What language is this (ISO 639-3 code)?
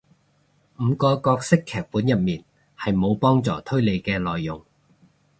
yue